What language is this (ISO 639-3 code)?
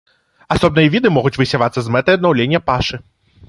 bel